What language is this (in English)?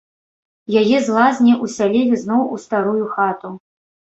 Belarusian